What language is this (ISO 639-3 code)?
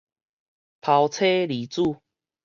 nan